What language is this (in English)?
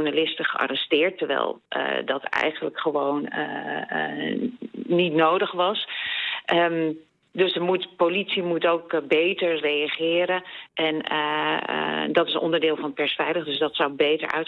Dutch